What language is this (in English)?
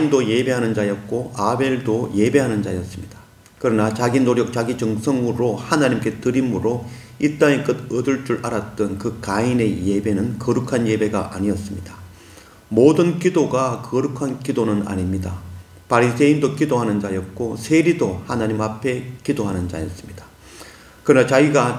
Korean